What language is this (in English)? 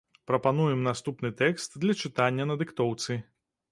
Belarusian